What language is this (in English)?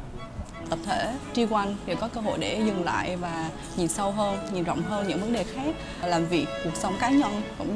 Vietnamese